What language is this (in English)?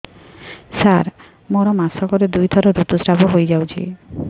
Odia